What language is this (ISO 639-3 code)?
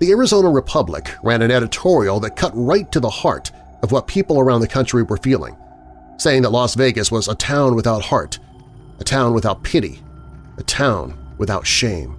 eng